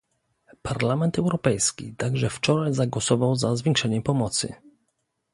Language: Polish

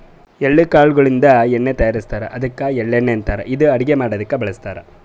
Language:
Kannada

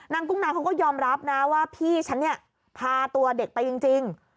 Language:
Thai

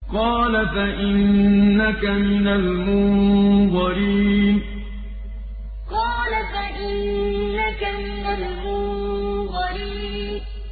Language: Arabic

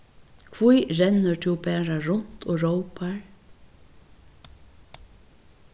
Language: Faroese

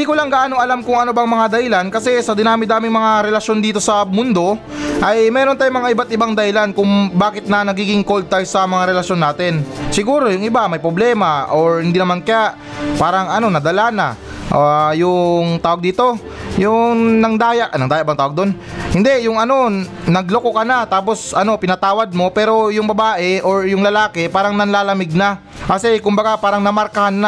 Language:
Filipino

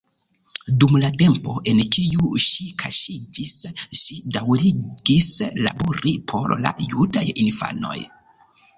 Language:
Esperanto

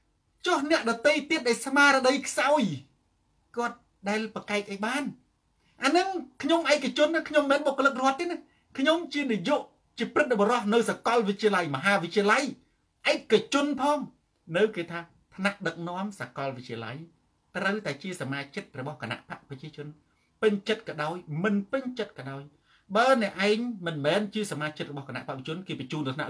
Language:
Thai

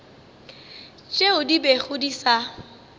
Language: Northern Sotho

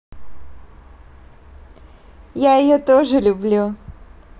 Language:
Russian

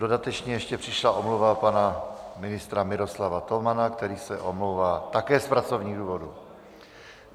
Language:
Czech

